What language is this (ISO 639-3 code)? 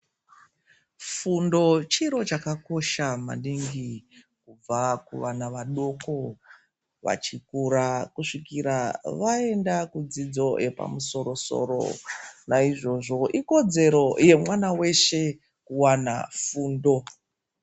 ndc